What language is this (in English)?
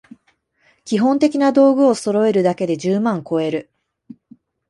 Japanese